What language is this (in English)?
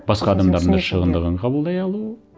Kazakh